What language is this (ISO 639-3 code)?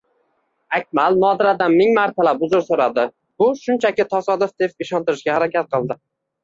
uzb